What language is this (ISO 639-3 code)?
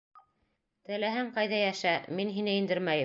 bak